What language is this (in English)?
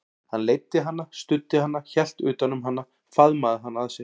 Icelandic